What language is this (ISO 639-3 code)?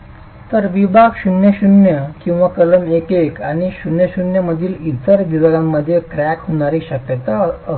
mar